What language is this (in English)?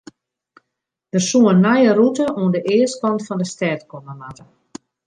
Western Frisian